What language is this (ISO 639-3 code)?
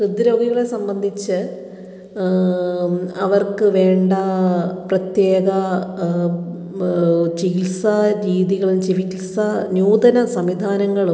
mal